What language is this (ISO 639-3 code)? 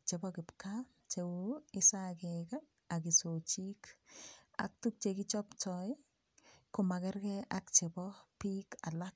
kln